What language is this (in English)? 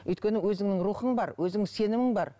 Kazakh